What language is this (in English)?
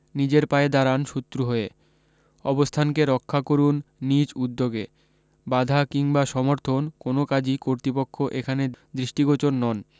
Bangla